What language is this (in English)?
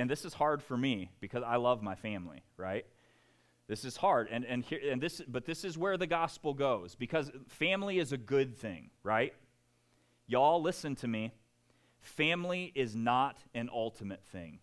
English